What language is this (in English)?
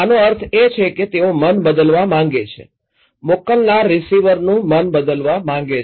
Gujarati